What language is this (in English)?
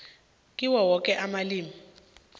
South Ndebele